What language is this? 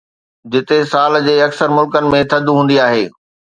Sindhi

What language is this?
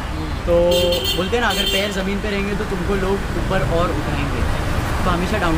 Hindi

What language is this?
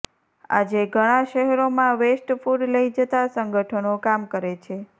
Gujarati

